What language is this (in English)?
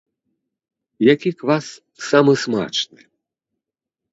Belarusian